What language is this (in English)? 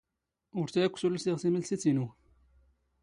Standard Moroccan Tamazight